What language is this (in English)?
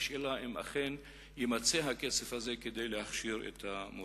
Hebrew